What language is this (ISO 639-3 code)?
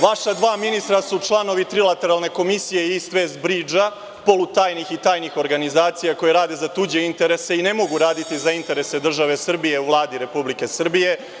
srp